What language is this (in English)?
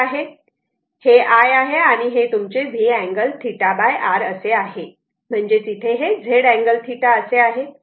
Marathi